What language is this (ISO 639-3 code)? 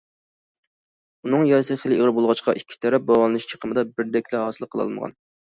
uig